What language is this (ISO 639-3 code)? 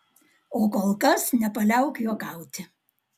lit